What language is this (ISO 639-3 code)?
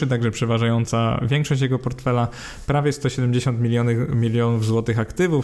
pol